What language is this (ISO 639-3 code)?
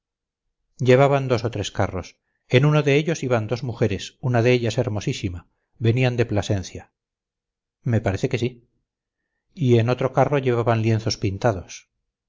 spa